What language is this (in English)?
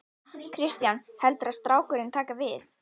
Icelandic